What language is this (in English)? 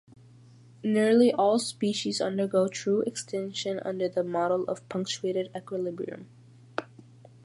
English